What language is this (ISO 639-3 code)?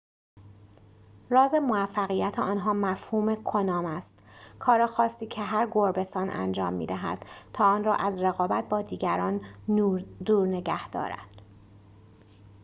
fas